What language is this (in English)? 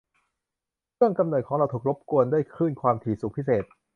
Thai